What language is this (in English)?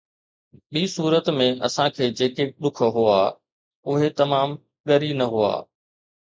Sindhi